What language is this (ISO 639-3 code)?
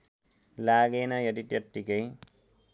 nep